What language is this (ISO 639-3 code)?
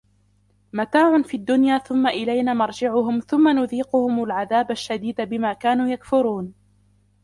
ara